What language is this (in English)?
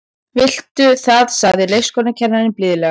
Icelandic